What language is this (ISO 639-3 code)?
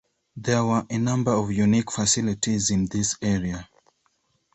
eng